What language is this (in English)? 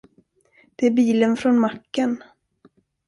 Swedish